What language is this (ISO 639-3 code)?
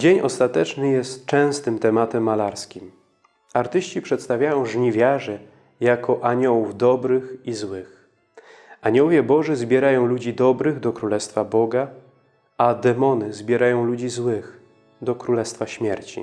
pol